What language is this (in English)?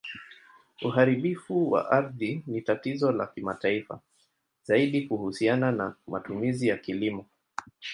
Swahili